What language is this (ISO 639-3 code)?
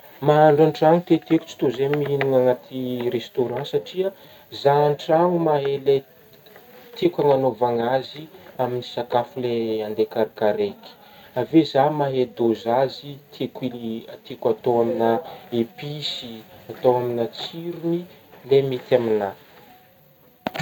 bmm